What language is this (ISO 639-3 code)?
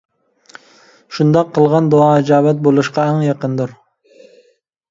uig